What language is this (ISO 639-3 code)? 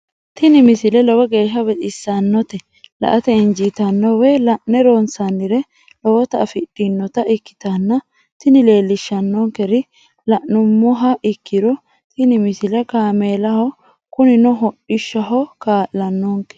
sid